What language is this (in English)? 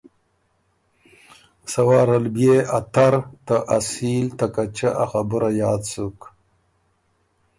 Ormuri